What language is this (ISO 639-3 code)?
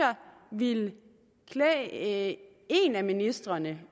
dan